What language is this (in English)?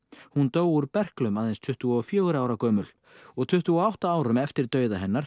Icelandic